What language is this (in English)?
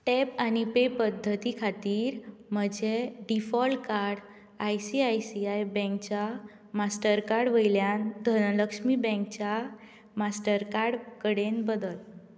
Konkani